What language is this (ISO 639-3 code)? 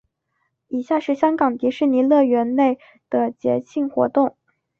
zho